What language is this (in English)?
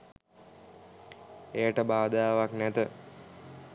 Sinhala